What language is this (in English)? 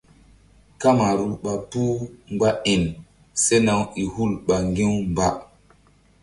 Mbum